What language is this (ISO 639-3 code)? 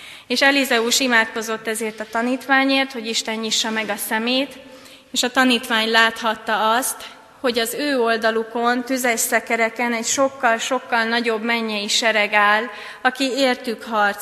hun